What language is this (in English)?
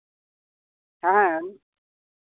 Santali